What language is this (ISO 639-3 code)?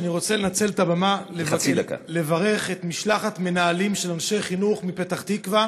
heb